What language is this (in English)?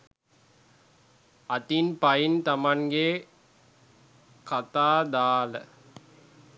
Sinhala